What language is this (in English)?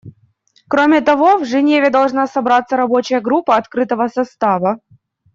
Russian